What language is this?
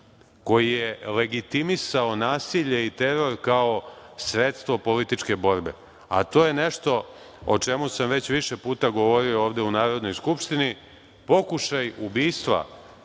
Serbian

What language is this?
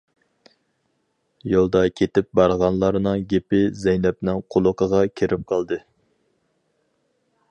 Uyghur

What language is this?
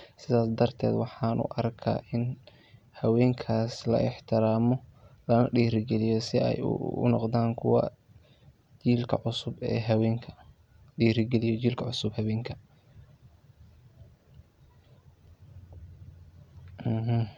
Somali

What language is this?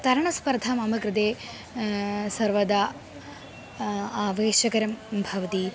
Sanskrit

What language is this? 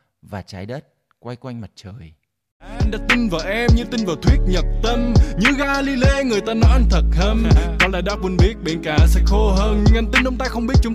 Vietnamese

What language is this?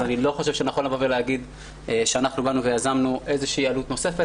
Hebrew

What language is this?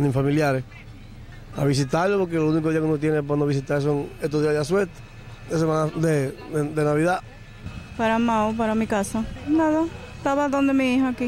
Spanish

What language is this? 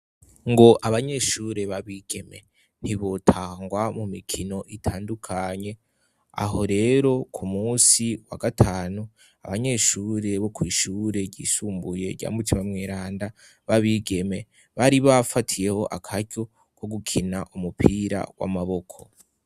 Rundi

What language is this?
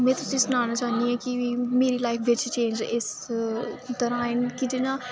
Dogri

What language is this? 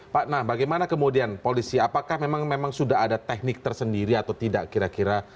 Indonesian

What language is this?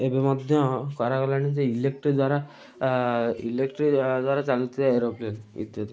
Odia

